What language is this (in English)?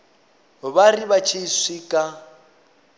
Venda